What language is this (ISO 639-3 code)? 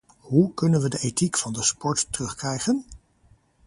nld